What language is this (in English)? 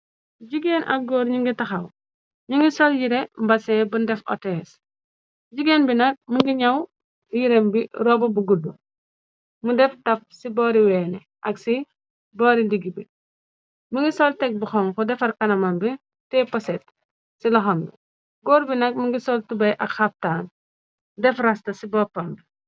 Wolof